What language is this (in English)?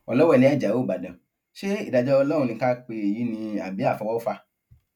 Yoruba